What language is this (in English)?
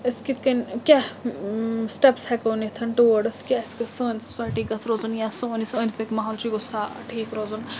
Kashmiri